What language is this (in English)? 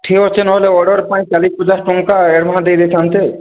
Odia